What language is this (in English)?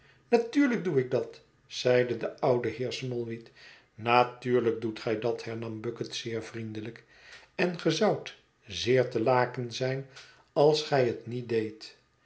Dutch